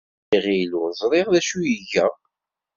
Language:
Kabyle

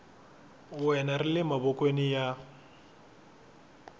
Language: Tsonga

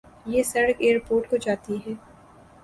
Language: Urdu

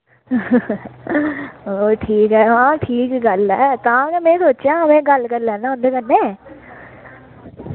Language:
Dogri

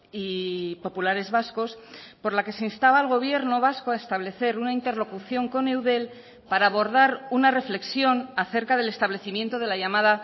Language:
Spanish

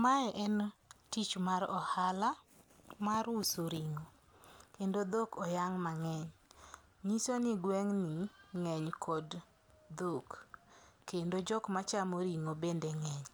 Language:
Luo (Kenya and Tanzania)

